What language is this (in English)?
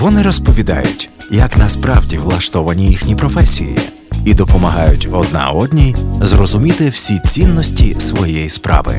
Ukrainian